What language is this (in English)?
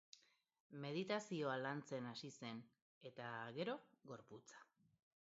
Basque